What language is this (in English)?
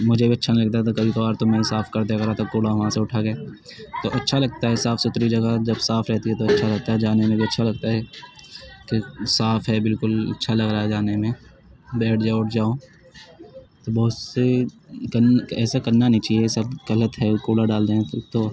Urdu